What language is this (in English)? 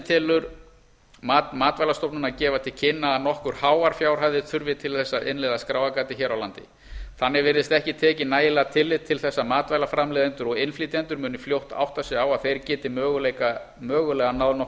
Icelandic